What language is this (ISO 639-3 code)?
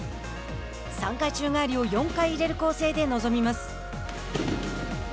jpn